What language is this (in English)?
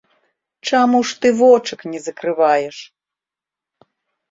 Belarusian